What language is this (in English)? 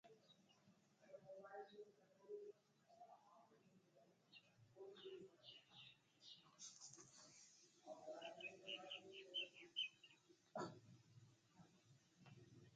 Marwari (Pakistan)